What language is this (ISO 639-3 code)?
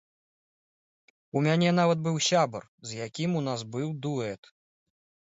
bel